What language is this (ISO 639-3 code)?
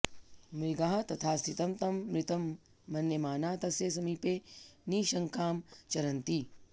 san